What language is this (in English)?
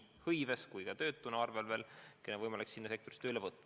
Estonian